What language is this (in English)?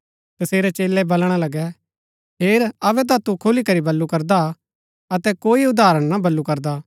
Gaddi